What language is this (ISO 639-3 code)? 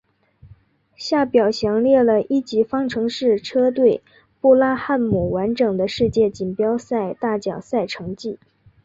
zho